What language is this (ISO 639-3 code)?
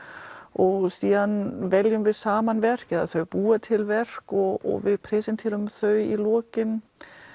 isl